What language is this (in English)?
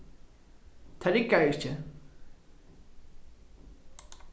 Faroese